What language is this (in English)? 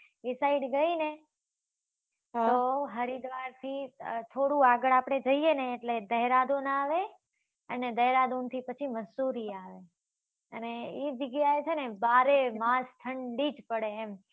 Gujarati